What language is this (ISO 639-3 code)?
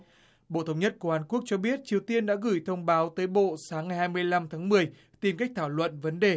vie